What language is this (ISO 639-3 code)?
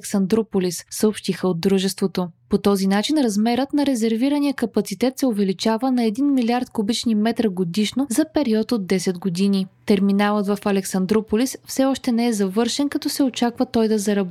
bul